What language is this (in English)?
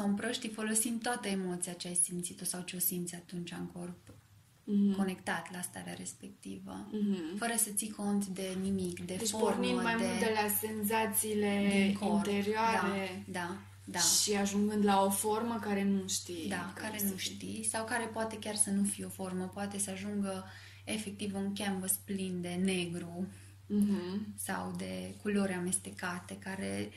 Romanian